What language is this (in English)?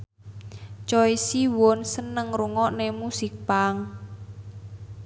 Javanese